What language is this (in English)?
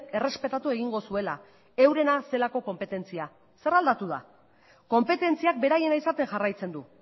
Basque